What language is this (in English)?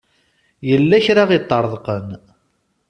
Kabyle